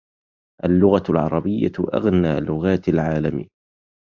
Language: Arabic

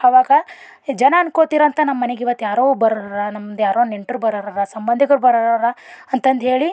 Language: Kannada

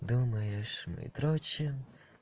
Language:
Russian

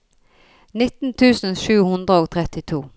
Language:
Norwegian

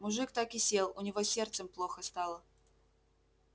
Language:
Russian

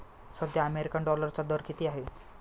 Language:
Marathi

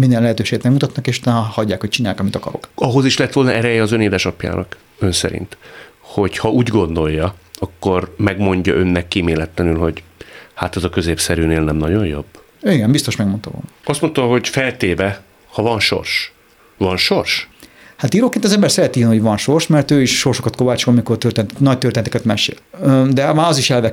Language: Hungarian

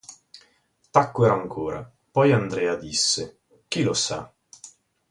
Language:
Italian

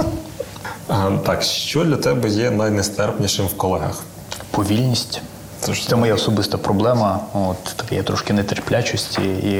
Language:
Ukrainian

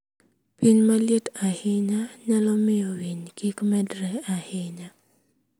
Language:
Luo (Kenya and Tanzania)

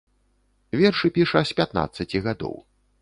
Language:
Belarusian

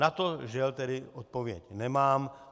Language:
Czech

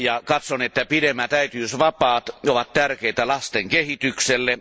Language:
Finnish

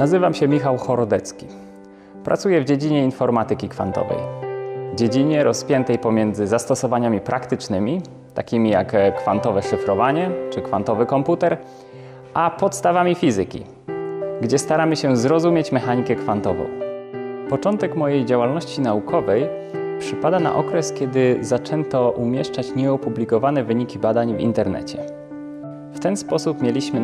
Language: Polish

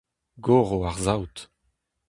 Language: Breton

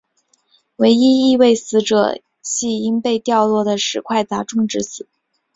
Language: Chinese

